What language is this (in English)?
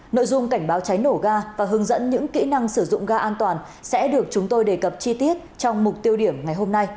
Vietnamese